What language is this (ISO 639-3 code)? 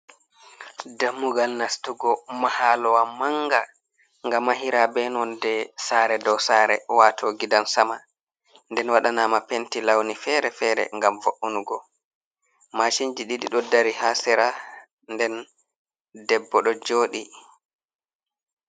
ful